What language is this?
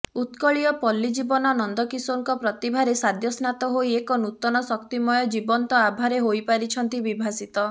Odia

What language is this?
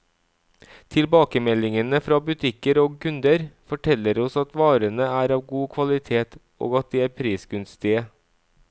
Norwegian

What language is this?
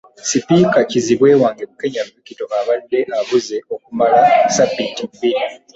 Ganda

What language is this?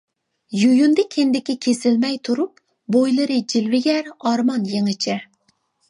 Uyghur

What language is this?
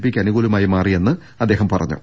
Malayalam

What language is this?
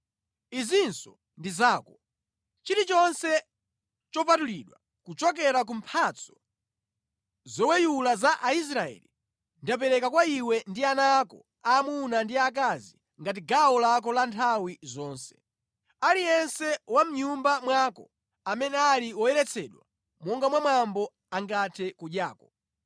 Nyanja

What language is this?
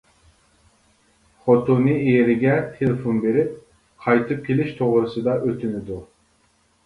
Uyghur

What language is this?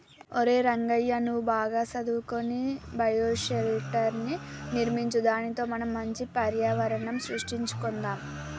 Telugu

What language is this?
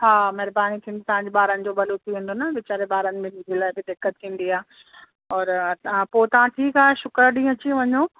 Sindhi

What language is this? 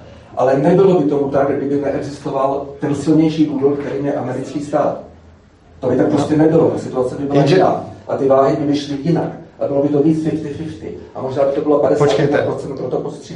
Czech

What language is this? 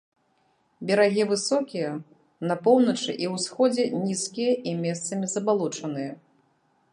Belarusian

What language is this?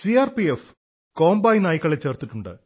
Malayalam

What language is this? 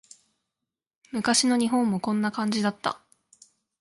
Japanese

